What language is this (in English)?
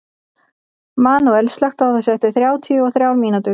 Icelandic